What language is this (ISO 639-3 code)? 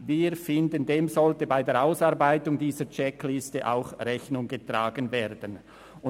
gsw